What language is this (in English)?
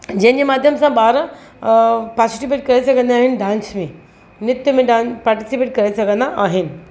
Sindhi